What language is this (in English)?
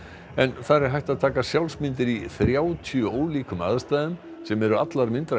Icelandic